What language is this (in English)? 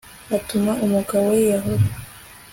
Kinyarwanda